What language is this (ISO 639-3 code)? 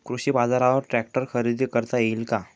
mar